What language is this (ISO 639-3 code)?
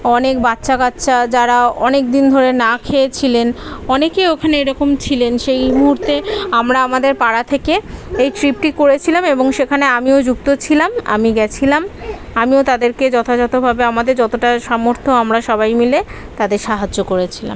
ben